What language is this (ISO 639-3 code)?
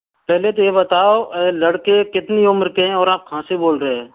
hin